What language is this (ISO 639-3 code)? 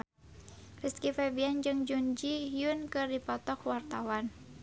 sun